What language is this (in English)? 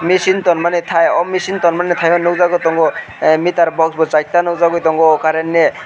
Kok Borok